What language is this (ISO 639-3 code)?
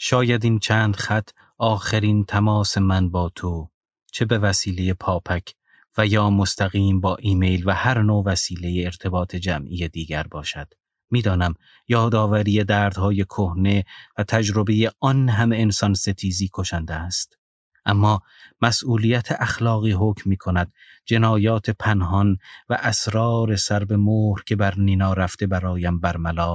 fas